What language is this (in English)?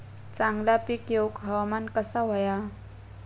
Marathi